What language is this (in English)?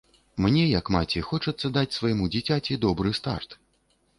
Belarusian